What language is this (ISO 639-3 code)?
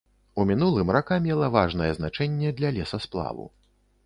bel